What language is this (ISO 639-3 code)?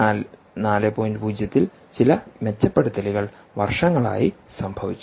mal